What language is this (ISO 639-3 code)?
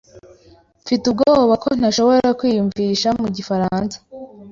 kin